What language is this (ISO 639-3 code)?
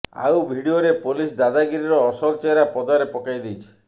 ori